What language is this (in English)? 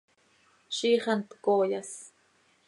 Seri